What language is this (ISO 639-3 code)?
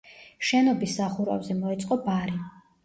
kat